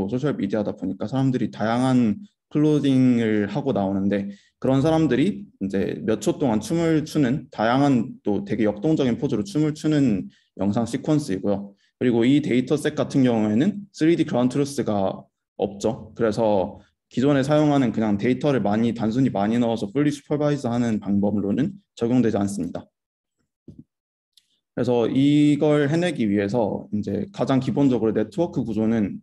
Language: Korean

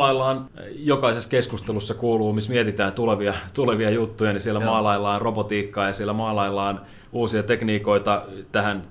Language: Finnish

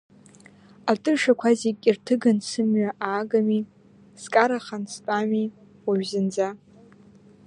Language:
Abkhazian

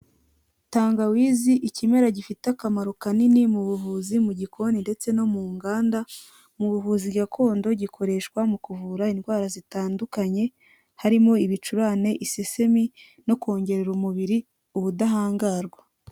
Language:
Kinyarwanda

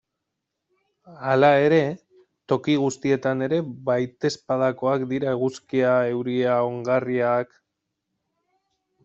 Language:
Basque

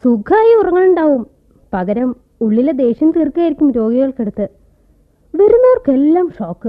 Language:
Malayalam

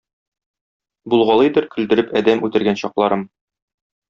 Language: Tatar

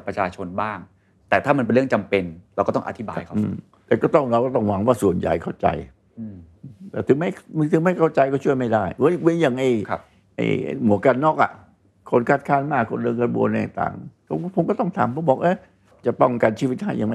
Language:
Thai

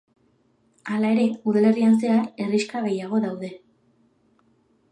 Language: Basque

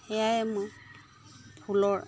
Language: Assamese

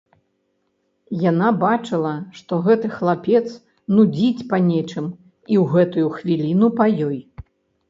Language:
Belarusian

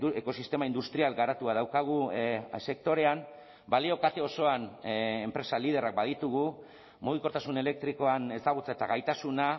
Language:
Basque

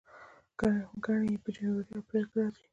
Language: Pashto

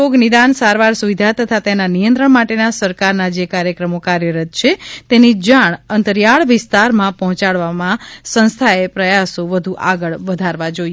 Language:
Gujarati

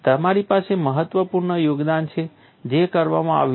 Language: Gujarati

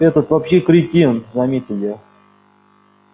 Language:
Russian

